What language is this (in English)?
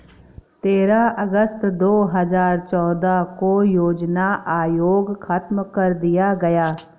Hindi